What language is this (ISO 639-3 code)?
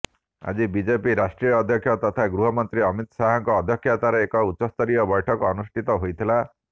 ori